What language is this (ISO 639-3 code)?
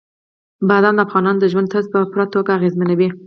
pus